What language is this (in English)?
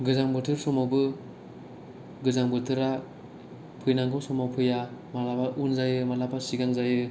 Bodo